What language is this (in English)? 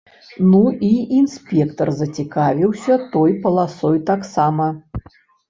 Belarusian